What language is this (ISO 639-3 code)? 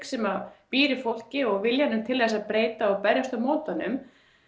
isl